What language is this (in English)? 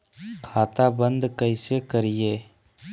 Magahi